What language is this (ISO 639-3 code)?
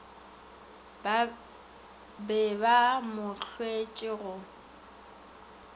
nso